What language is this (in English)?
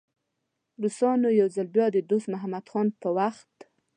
Pashto